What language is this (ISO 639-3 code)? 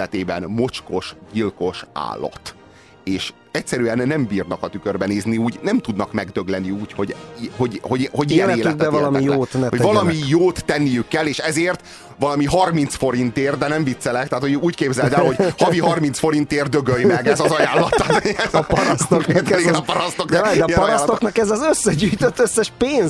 hun